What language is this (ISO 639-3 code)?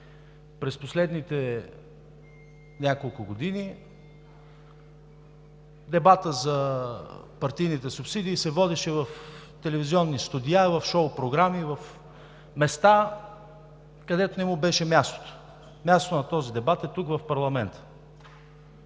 bul